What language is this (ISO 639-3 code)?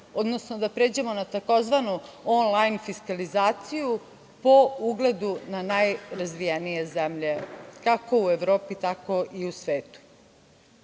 srp